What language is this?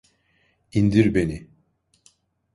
Turkish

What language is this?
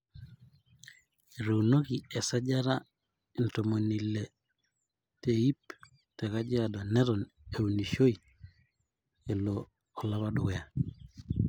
Masai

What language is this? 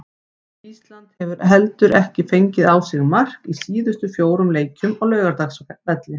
Icelandic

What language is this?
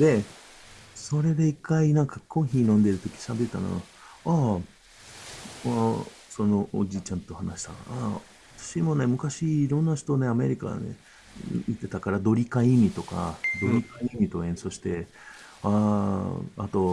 Japanese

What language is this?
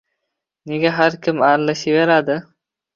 Uzbek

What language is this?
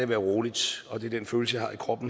Danish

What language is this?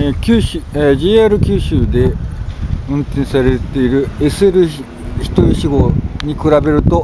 Japanese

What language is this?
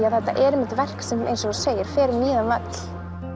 Icelandic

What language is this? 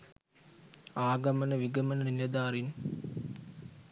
Sinhala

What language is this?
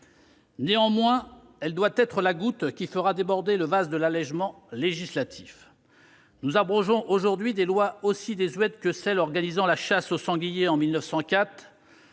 French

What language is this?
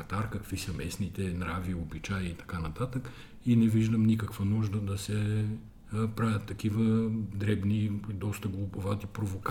Bulgarian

